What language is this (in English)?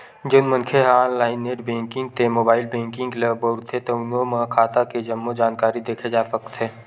Chhattisgarhi